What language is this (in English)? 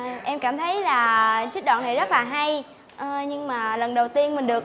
Vietnamese